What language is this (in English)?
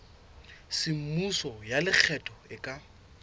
Southern Sotho